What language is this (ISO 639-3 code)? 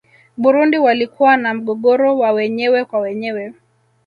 swa